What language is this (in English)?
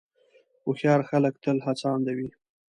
Pashto